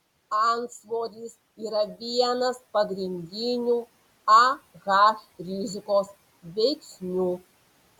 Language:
Lithuanian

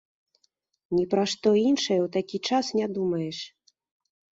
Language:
Belarusian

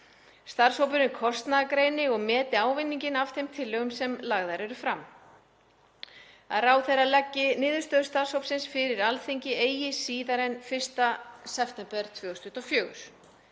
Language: Icelandic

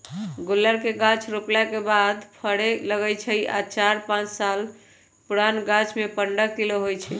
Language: Magahi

